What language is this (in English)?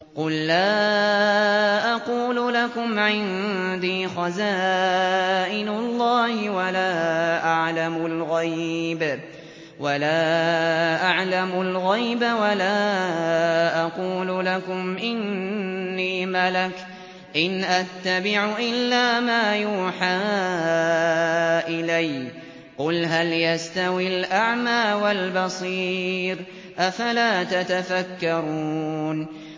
Arabic